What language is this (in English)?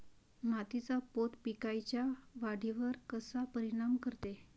Marathi